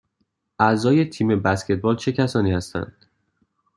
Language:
Persian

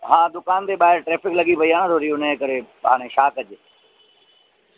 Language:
Sindhi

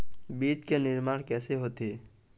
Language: Chhattisgarhi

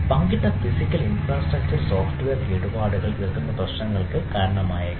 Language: Malayalam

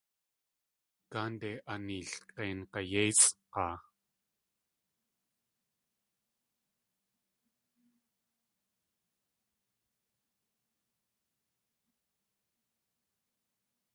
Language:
Tlingit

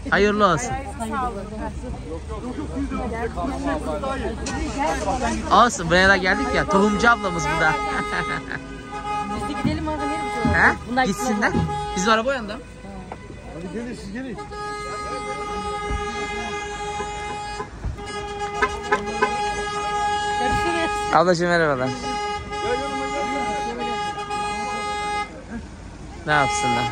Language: Turkish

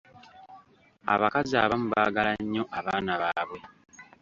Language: Ganda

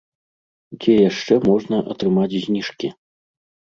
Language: Belarusian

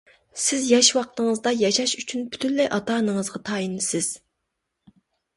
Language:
Uyghur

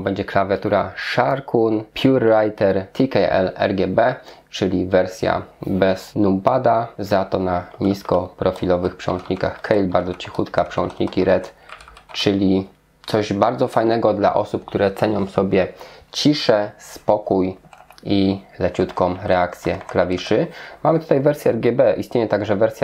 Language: Polish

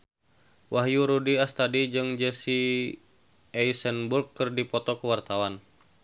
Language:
Sundanese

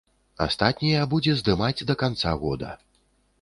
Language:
Belarusian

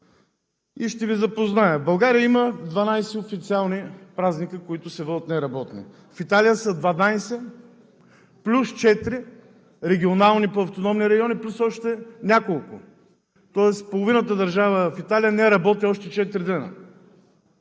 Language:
Bulgarian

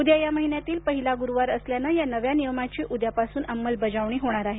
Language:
Marathi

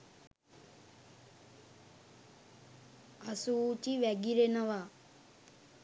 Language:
Sinhala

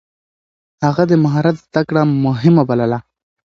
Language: Pashto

